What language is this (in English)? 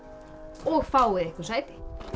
Icelandic